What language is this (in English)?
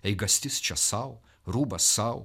Lithuanian